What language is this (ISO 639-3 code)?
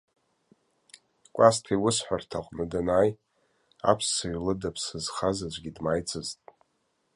abk